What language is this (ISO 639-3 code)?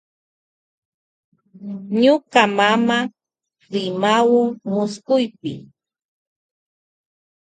qvj